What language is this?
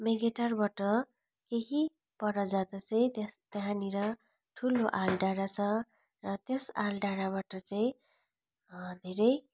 Nepali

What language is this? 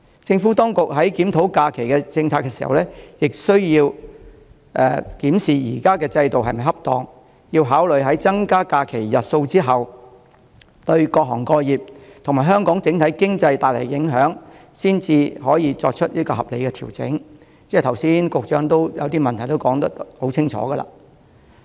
Cantonese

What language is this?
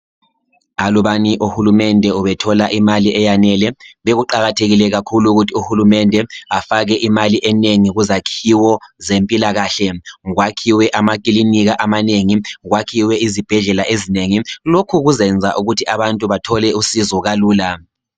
North Ndebele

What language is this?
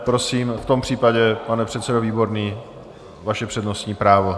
Czech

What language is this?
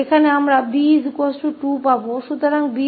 Hindi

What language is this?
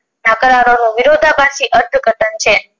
Gujarati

